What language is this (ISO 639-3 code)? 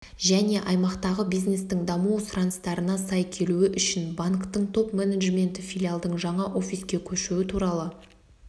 kaz